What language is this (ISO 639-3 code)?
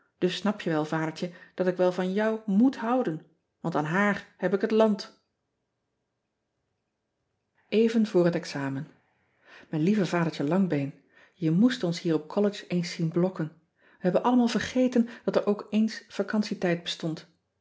nld